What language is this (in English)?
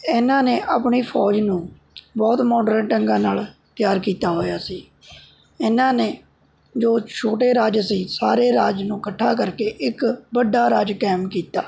Punjabi